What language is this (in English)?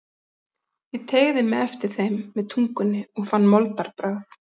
Icelandic